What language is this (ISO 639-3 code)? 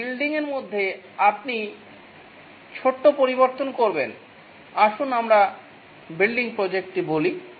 ben